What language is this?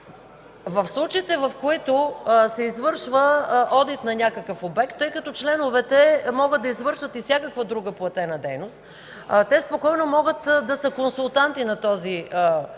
Bulgarian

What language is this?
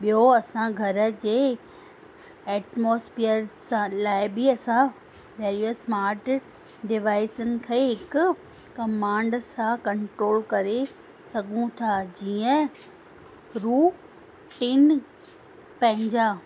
Sindhi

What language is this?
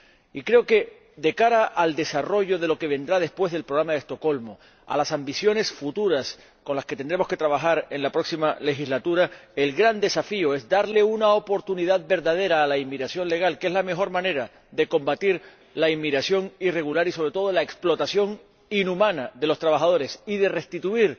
Spanish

